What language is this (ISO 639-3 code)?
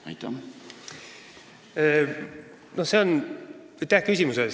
est